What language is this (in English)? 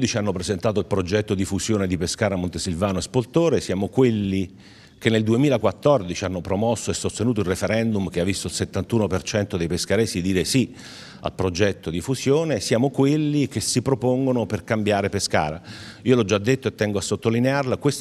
Italian